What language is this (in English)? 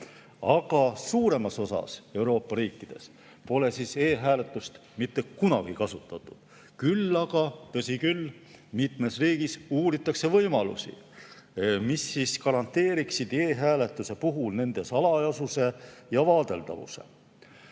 Estonian